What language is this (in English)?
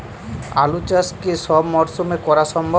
Bangla